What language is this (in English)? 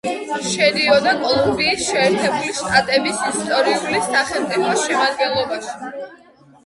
Georgian